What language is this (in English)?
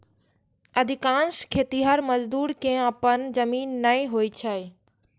Maithili